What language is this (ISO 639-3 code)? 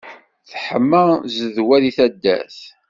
kab